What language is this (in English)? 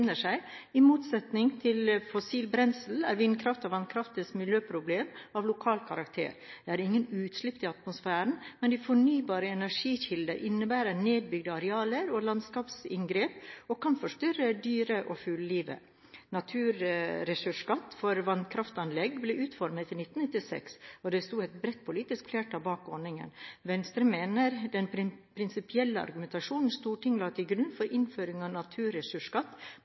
Norwegian Bokmål